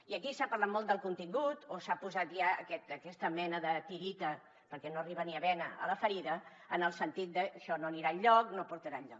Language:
Catalan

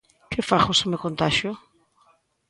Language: Galician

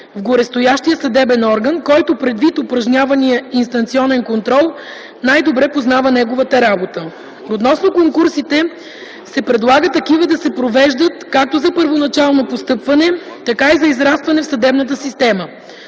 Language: Bulgarian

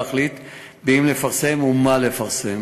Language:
Hebrew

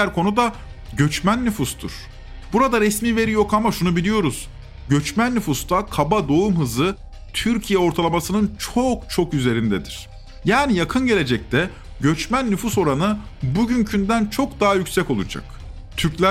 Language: Turkish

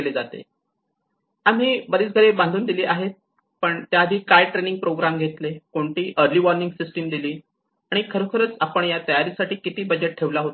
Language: Marathi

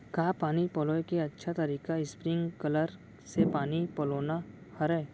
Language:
Chhattisgarhi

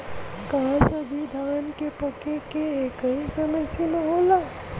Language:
Bhojpuri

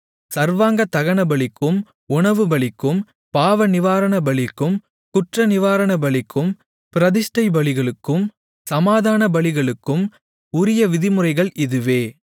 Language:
Tamil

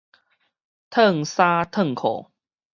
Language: Min Nan Chinese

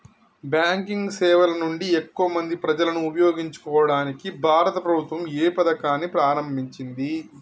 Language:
Telugu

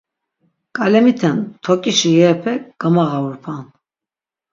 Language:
Laz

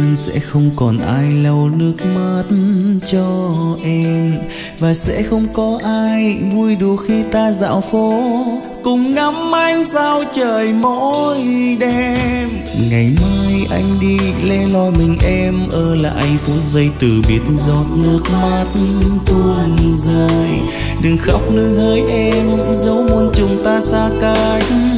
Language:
Vietnamese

